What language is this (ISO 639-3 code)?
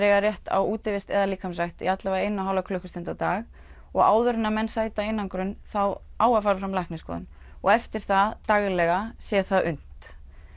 isl